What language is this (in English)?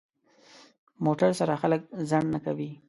Pashto